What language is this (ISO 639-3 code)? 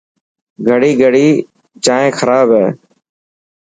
mki